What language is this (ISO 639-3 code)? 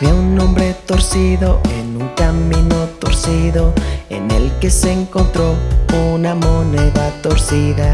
spa